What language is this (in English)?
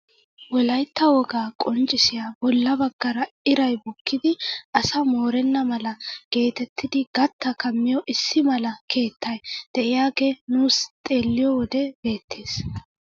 Wolaytta